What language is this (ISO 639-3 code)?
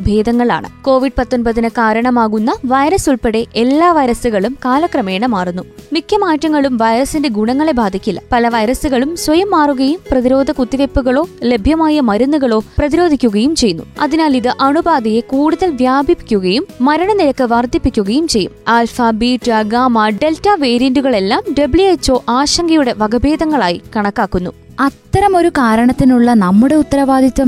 mal